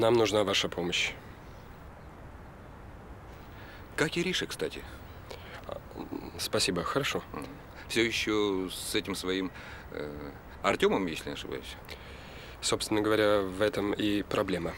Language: Russian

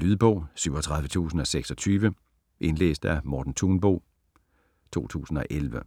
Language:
Danish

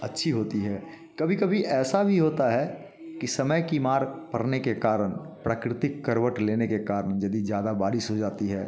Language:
Hindi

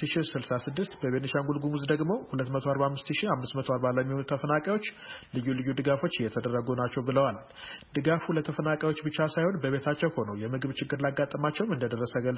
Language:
Amharic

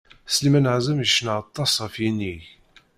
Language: Kabyle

